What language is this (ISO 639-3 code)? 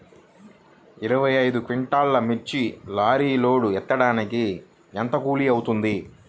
tel